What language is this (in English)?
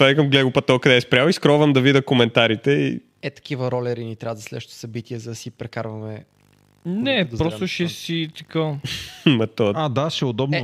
Bulgarian